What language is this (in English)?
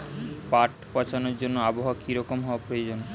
Bangla